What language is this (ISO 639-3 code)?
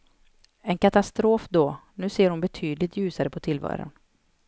swe